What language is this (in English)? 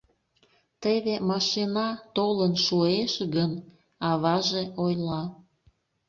Mari